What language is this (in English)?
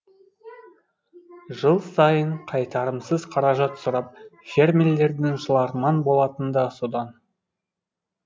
Kazakh